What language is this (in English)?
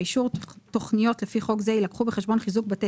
Hebrew